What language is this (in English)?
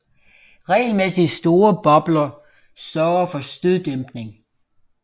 Danish